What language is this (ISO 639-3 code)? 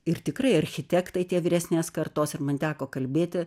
lit